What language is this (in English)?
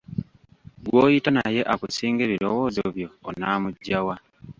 Ganda